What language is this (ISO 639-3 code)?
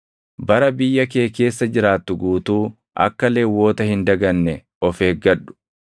orm